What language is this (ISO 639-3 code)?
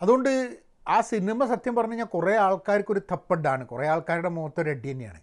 mal